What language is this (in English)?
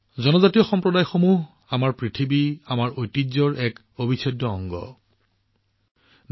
Assamese